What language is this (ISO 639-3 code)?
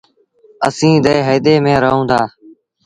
sbn